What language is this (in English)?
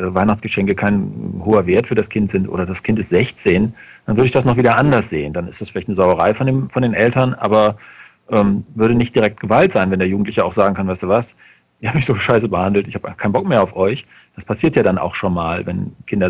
German